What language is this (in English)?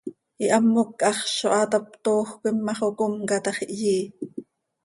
Seri